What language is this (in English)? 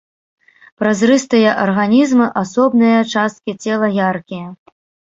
Belarusian